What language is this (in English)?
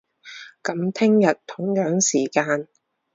Cantonese